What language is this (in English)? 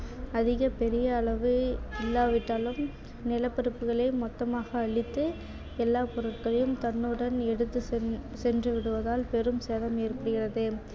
Tamil